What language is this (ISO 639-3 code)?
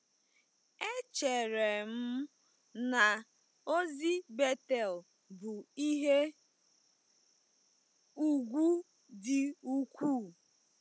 ibo